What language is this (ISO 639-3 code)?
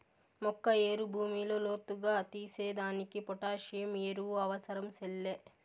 tel